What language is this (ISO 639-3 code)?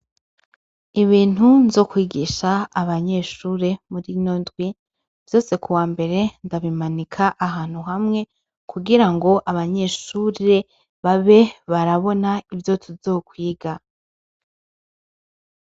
run